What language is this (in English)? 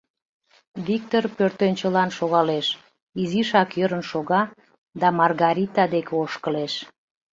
Mari